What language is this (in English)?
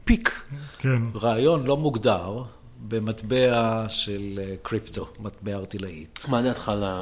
Hebrew